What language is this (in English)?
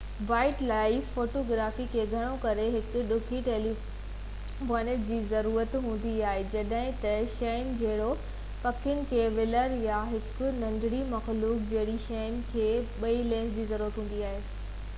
Sindhi